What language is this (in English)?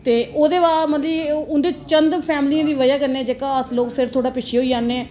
Dogri